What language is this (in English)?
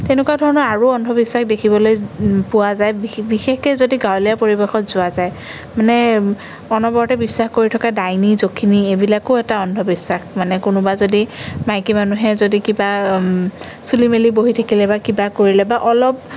Assamese